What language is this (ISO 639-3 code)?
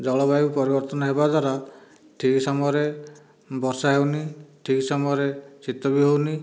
ori